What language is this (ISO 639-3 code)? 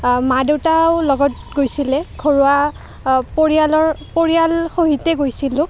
asm